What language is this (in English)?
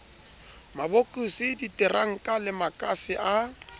Southern Sotho